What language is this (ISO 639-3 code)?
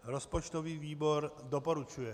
ces